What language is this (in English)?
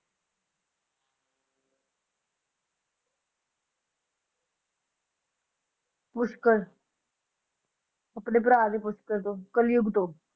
Punjabi